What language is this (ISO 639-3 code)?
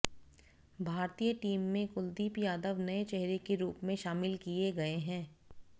hin